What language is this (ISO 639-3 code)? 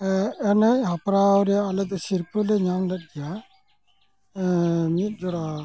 sat